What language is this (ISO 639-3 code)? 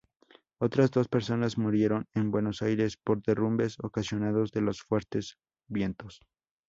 spa